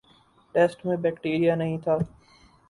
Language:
Urdu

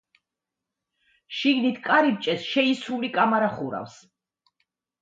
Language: Georgian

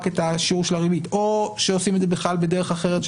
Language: Hebrew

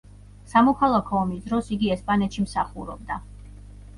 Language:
Georgian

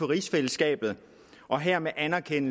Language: Danish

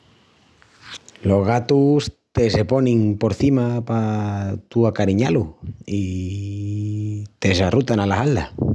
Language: Extremaduran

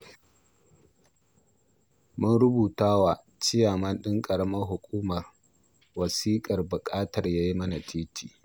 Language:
Hausa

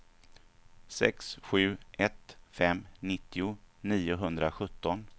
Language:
Swedish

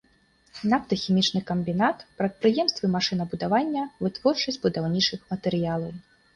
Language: Belarusian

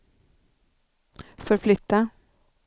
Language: Swedish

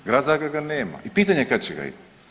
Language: Croatian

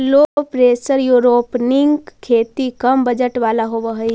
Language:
Magahi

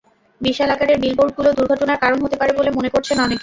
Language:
Bangla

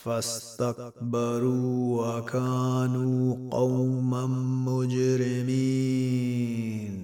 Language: Arabic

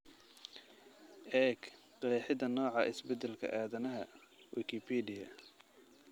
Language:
Somali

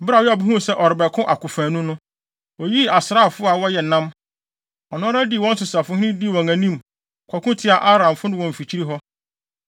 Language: Akan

